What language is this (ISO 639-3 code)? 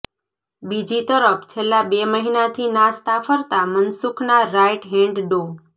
guj